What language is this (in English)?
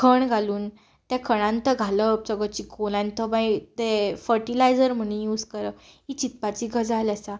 Konkani